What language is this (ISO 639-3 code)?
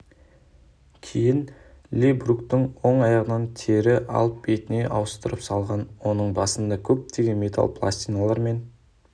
kaz